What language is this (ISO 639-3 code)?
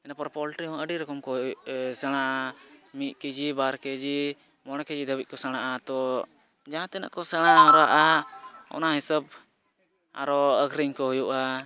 sat